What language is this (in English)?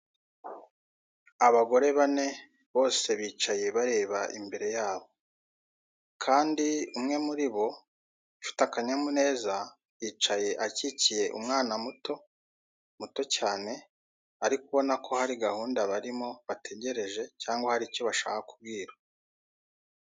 Kinyarwanda